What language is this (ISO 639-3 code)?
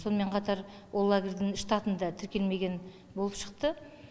kaz